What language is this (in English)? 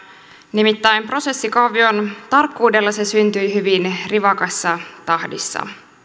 Finnish